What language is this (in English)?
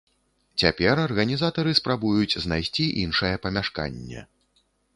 Belarusian